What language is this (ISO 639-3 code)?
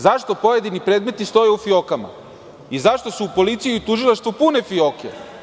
srp